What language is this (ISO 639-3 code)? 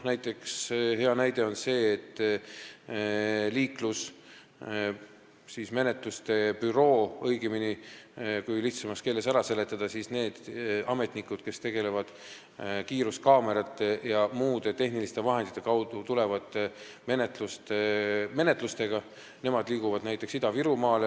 est